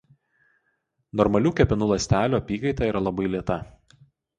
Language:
Lithuanian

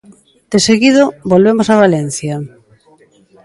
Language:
Galician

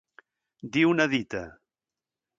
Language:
Catalan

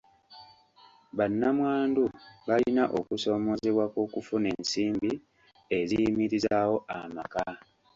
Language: Ganda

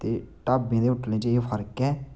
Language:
Dogri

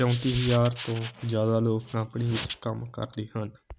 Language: Punjabi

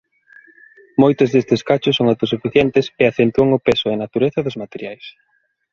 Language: Galician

